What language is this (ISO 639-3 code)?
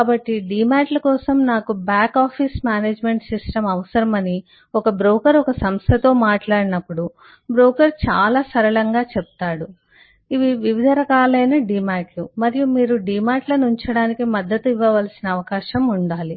tel